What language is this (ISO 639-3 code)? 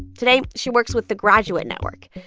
eng